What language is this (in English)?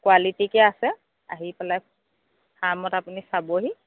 Assamese